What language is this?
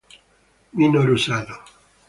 Italian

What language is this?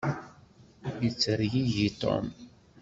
Kabyle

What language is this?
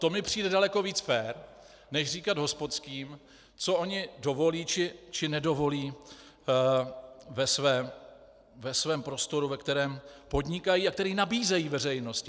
Czech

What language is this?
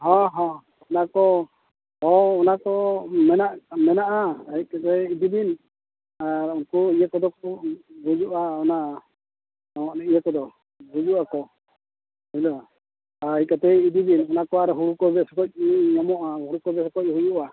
Santali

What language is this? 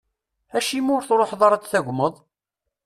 Kabyle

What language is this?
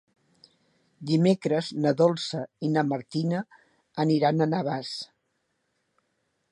Catalan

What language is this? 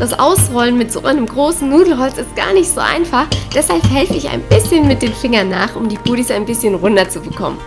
German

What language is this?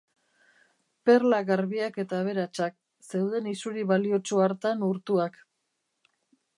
Basque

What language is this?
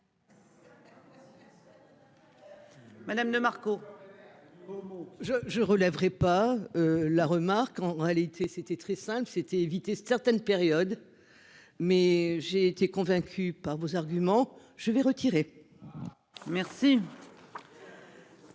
French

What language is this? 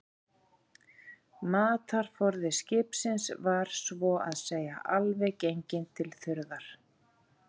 Icelandic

